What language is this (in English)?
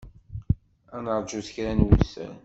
Kabyle